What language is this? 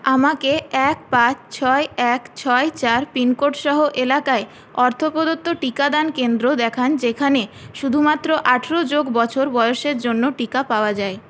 Bangla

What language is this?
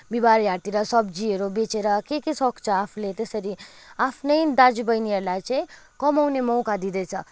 Nepali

